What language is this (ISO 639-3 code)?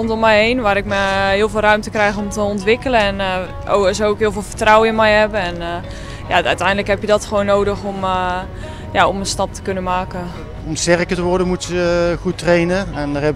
nld